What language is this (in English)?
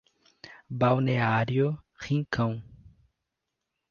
Portuguese